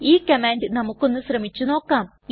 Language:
Malayalam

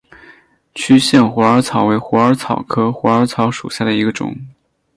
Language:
Chinese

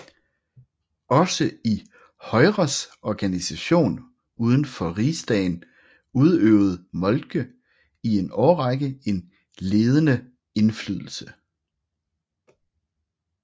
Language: Danish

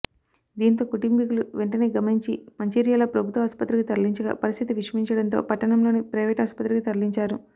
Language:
Telugu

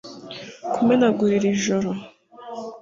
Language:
Kinyarwanda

